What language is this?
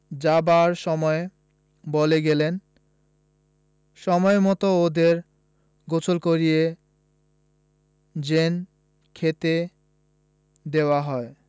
Bangla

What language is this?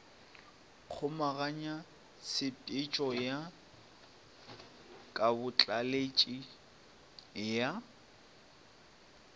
Northern Sotho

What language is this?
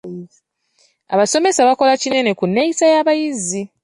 Ganda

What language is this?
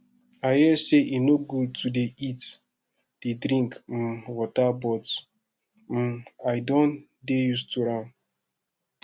Nigerian Pidgin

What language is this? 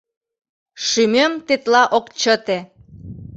Mari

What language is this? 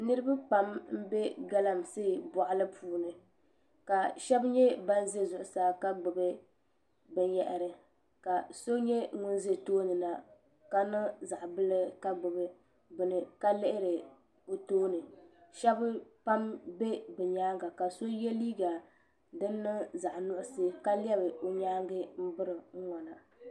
Dagbani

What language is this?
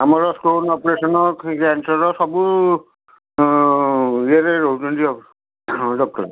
Odia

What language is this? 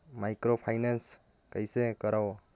Chhattisgarhi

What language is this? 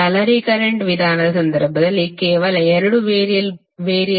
Kannada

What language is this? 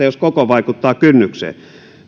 Finnish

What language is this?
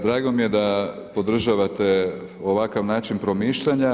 Croatian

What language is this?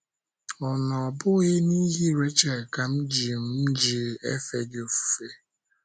Igbo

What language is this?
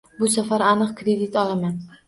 Uzbek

